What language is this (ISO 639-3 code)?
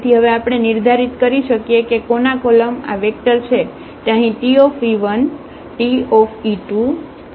guj